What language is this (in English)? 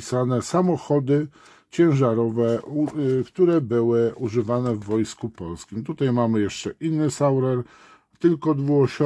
Polish